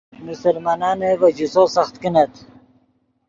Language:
Yidgha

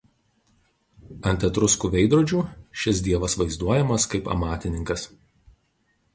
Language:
Lithuanian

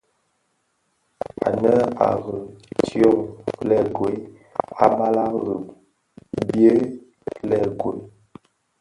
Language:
Bafia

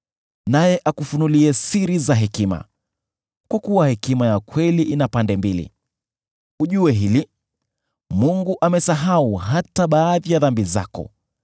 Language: Swahili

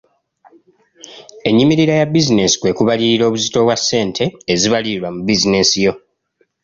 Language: Ganda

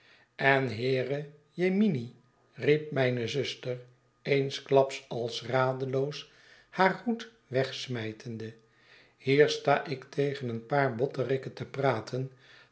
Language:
Dutch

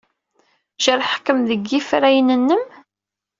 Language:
Kabyle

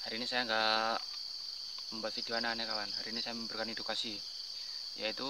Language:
Indonesian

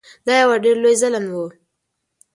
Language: Pashto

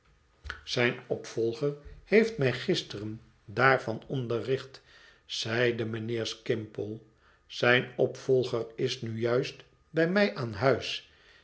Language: Dutch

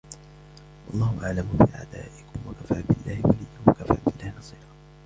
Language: Arabic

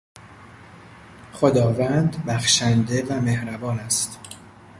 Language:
Persian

